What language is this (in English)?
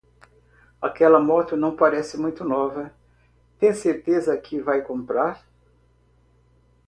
Portuguese